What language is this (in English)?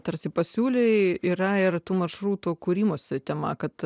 Lithuanian